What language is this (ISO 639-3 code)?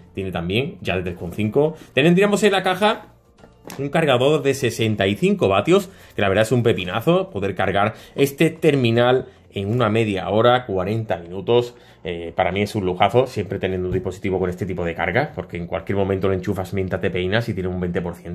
spa